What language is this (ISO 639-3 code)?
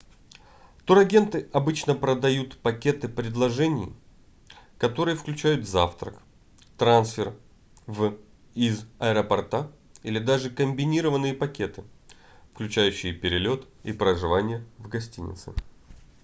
rus